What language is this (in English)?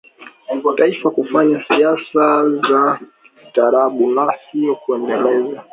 Swahili